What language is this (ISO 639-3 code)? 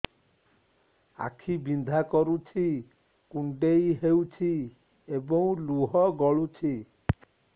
ori